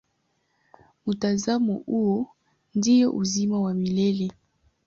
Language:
Swahili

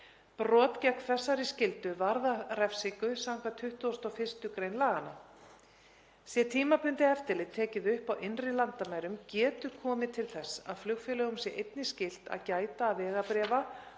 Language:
Icelandic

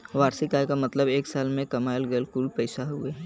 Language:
Bhojpuri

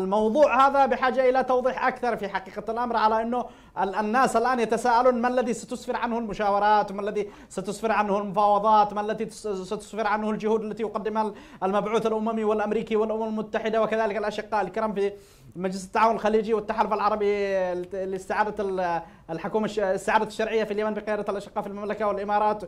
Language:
Arabic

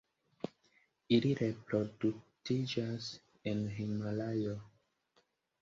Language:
Esperanto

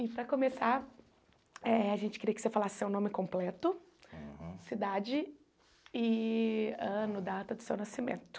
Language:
Portuguese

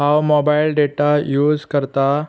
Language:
Konkani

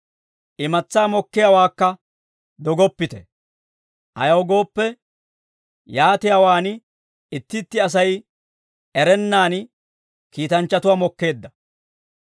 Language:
Dawro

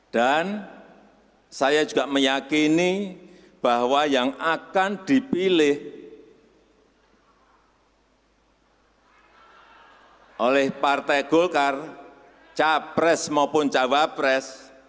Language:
Indonesian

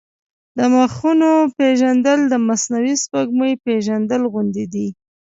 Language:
Pashto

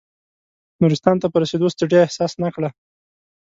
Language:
Pashto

